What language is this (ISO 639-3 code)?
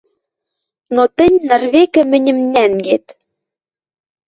mrj